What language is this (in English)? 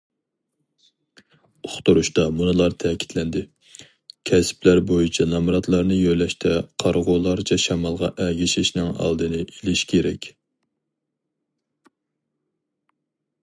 Uyghur